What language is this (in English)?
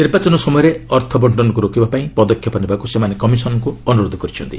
Odia